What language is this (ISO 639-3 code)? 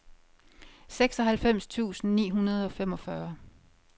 dan